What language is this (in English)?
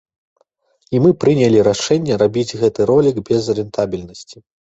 Belarusian